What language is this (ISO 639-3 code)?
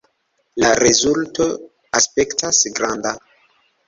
epo